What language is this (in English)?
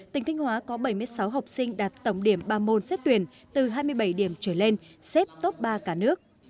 Vietnamese